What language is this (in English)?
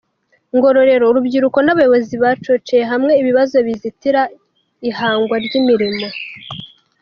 Kinyarwanda